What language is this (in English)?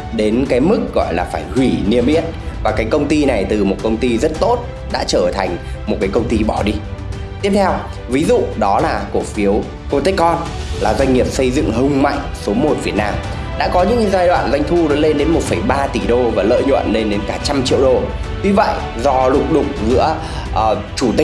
Vietnamese